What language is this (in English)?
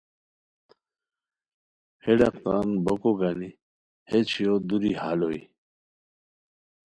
Khowar